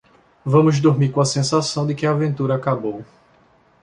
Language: Portuguese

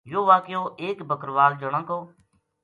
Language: Gujari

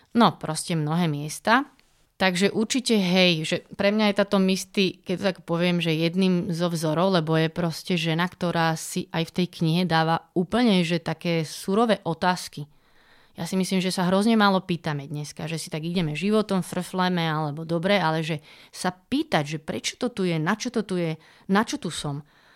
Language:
Slovak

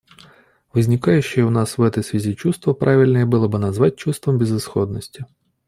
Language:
Russian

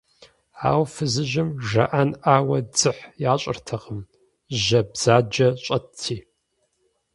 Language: Kabardian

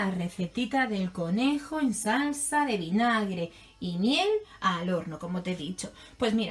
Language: Spanish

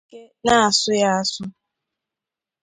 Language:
Igbo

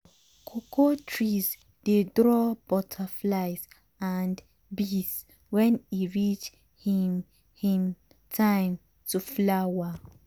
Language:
Nigerian Pidgin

